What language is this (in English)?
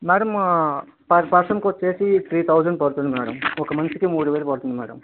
Telugu